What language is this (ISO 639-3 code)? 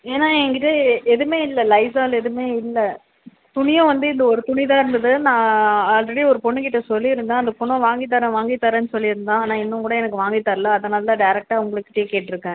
tam